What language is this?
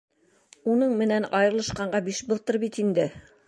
Bashkir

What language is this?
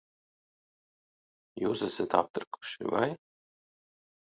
Latvian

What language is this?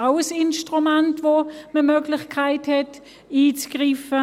Swiss German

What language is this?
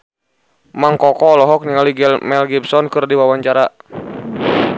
Sundanese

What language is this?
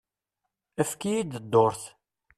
Kabyle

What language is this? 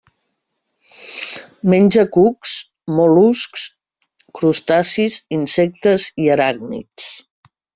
Catalan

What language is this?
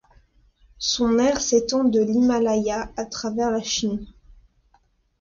French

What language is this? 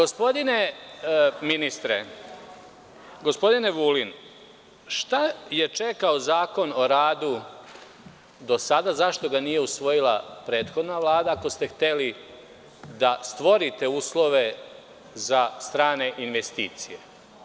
Serbian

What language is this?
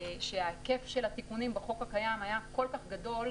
Hebrew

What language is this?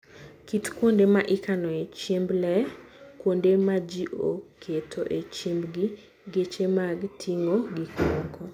Luo (Kenya and Tanzania)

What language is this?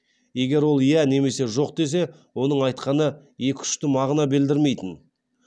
Kazakh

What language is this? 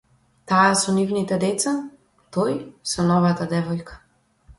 Macedonian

